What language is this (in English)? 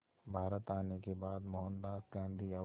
Hindi